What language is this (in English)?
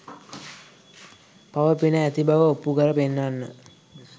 Sinhala